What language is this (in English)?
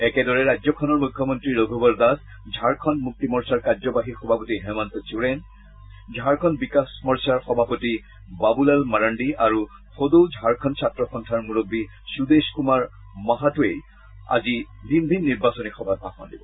Assamese